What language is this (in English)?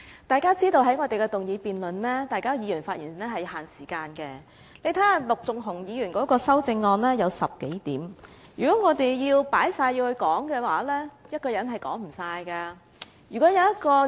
Cantonese